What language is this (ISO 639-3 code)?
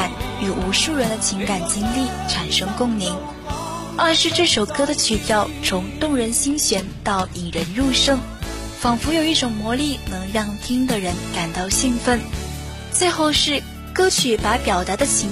zho